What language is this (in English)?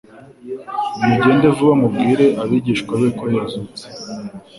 Kinyarwanda